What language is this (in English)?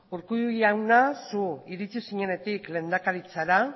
Basque